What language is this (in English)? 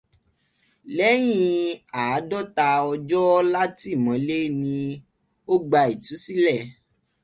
Yoruba